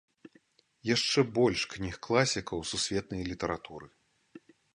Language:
Belarusian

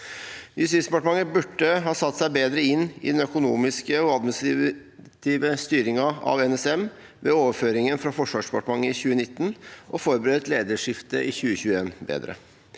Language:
Norwegian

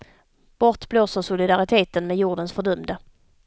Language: Swedish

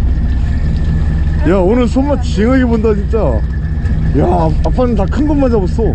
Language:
Korean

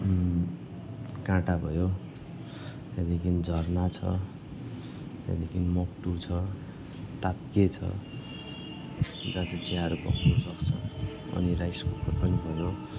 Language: Nepali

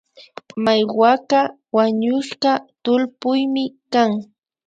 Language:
Imbabura Highland Quichua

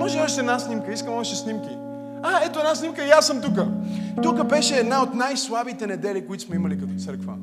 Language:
Bulgarian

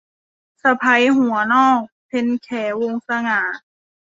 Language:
Thai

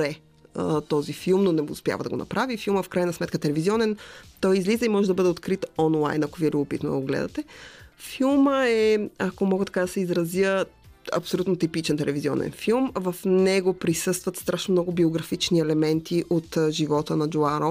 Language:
Bulgarian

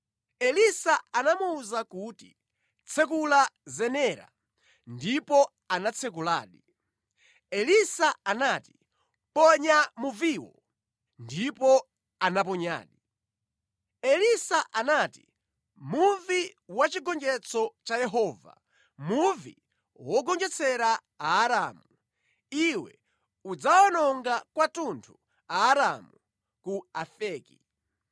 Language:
Nyanja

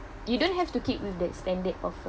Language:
English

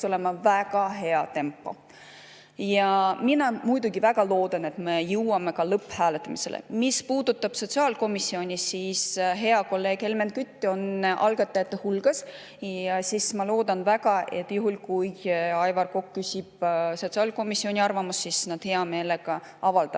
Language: Estonian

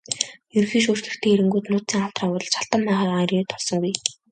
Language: Mongolian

